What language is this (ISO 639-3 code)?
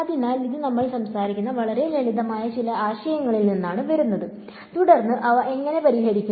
mal